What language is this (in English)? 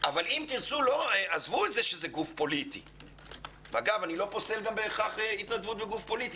Hebrew